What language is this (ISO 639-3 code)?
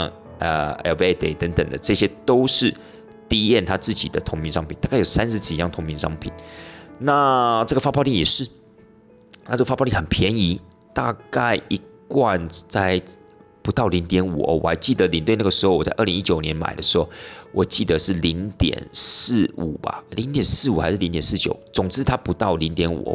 zho